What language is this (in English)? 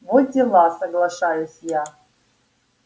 Russian